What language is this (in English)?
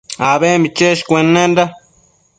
Matsés